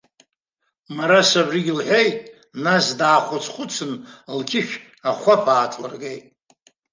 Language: Abkhazian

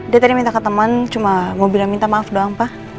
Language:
Indonesian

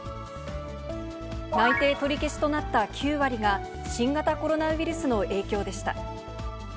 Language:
Japanese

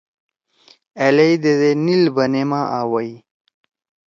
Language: Torwali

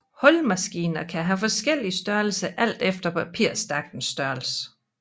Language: Danish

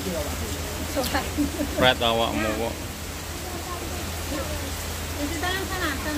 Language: Indonesian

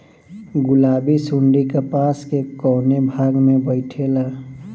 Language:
Bhojpuri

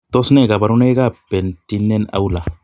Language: Kalenjin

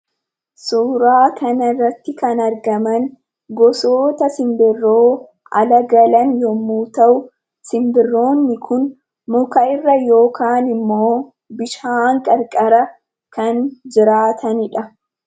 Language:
Oromo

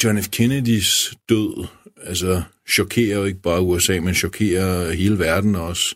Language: Danish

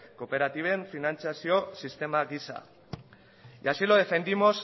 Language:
Basque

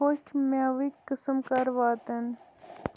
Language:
Kashmiri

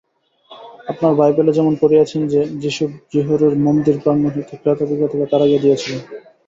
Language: Bangla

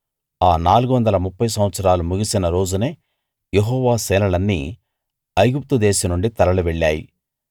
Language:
Telugu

